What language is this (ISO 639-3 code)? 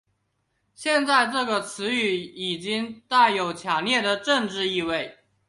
zho